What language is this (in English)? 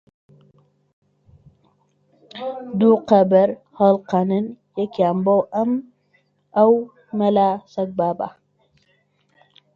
Central Kurdish